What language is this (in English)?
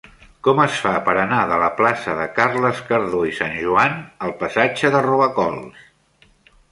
Catalan